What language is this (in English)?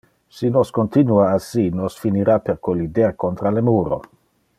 Interlingua